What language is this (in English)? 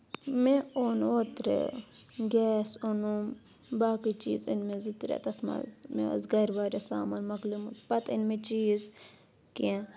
Kashmiri